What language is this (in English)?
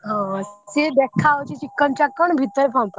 Odia